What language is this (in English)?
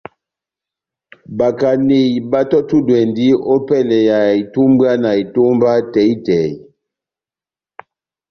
Batanga